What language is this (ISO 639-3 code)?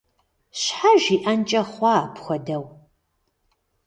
kbd